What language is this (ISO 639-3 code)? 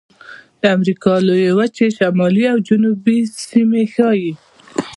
pus